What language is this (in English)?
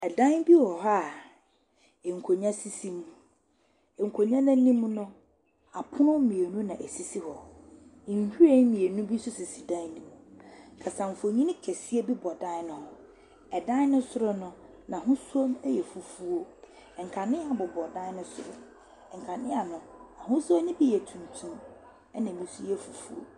Akan